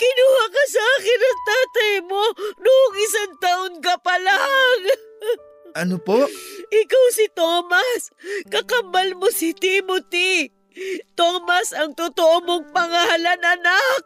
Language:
Filipino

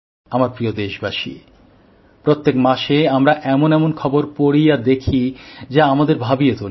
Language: Bangla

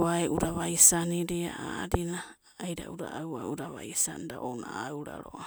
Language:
Abadi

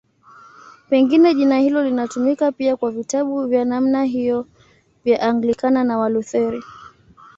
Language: Swahili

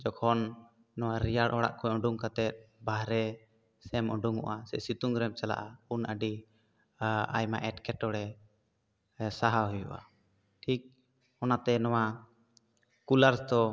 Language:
Santali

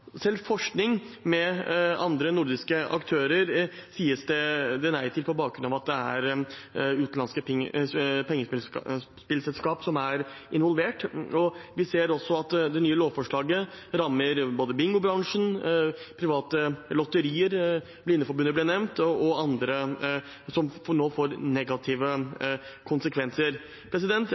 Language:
Norwegian Bokmål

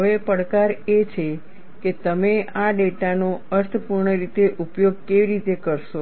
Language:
Gujarati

